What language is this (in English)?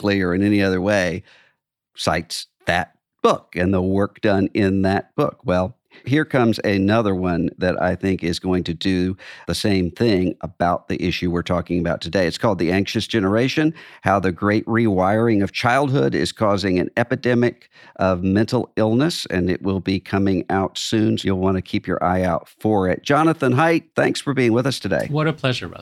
English